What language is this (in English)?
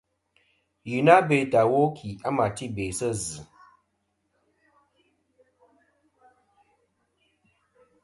Kom